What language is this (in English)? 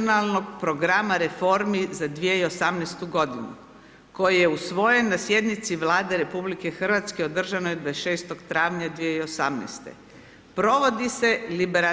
Croatian